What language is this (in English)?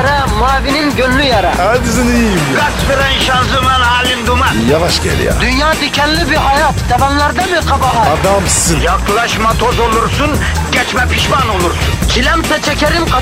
Turkish